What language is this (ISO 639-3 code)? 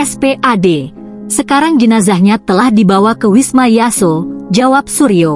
ind